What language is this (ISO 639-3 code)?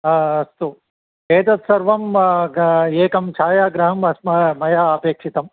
san